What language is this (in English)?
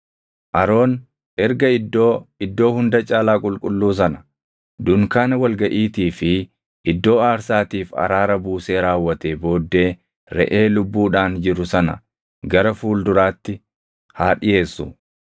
Oromo